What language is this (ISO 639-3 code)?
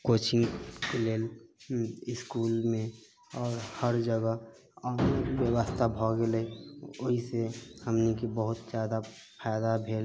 mai